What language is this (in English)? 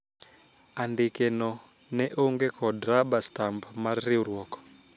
Luo (Kenya and Tanzania)